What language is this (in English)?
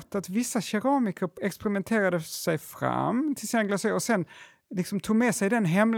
Swedish